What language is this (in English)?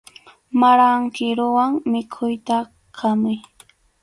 Arequipa-La Unión Quechua